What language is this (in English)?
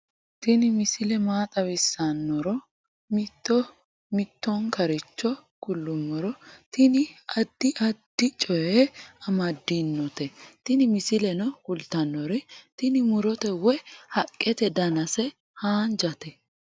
Sidamo